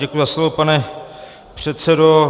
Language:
Czech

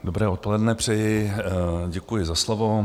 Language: Czech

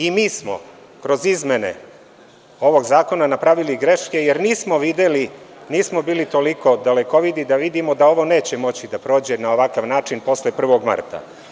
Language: Serbian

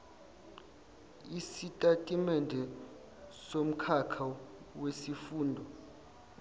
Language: Zulu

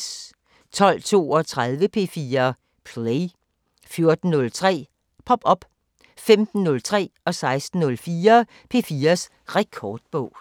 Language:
Danish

